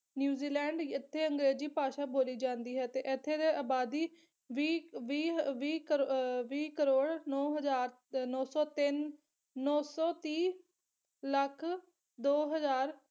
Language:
Punjabi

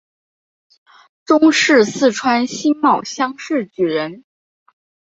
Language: Chinese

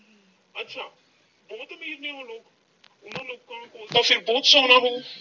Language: Punjabi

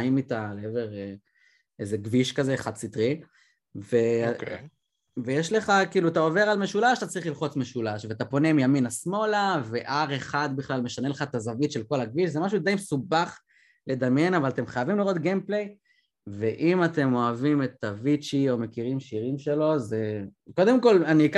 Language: Hebrew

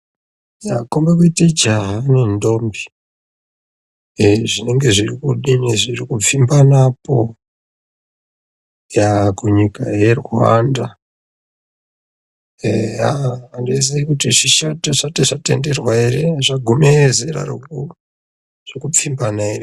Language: Ndau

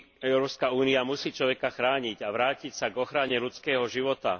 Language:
Slovak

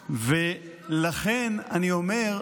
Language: Hebrew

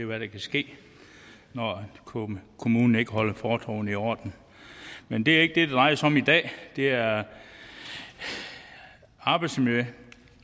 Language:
Danish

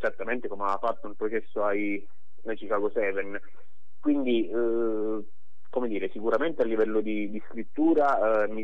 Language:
Italian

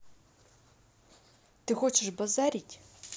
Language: Russian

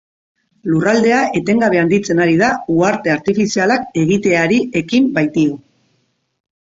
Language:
Basque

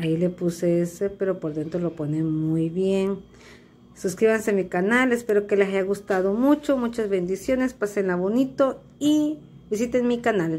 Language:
Spanish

